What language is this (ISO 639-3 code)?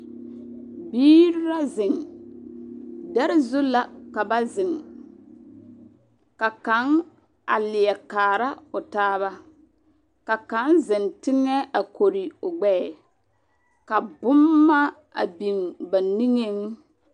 dga